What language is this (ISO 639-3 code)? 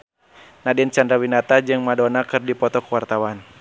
sun